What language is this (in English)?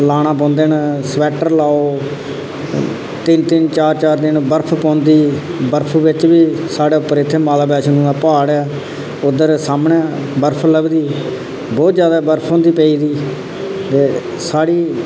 Dogri